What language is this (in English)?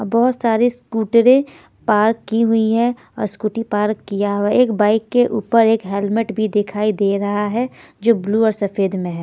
Hindi